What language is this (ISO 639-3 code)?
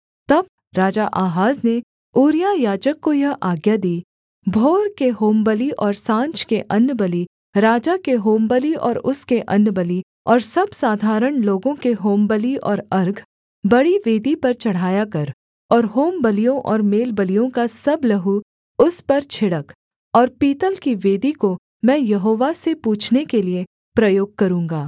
hin